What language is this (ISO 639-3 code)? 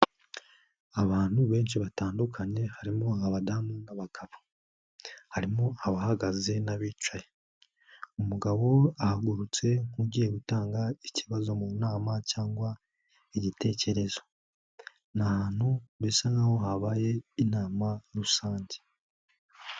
kin